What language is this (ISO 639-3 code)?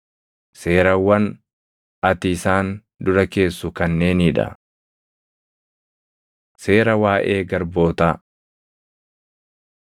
orm